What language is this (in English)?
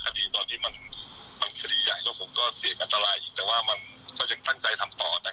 Thai